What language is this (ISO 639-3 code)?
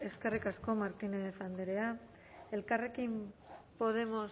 eus